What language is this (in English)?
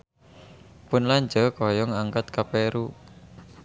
Sundanese